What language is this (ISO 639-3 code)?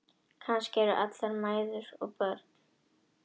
isl